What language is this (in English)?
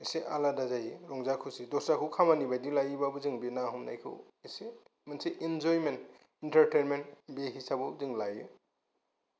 Bodo